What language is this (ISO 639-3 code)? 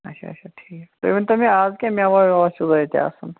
kas